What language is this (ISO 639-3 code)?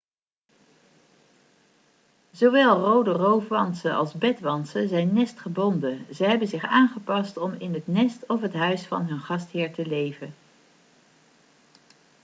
nld